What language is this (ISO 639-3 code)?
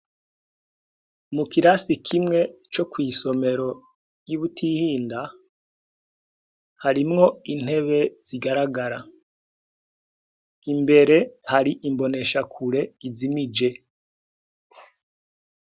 run